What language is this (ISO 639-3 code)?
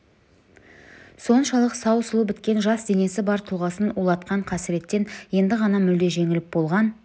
kaz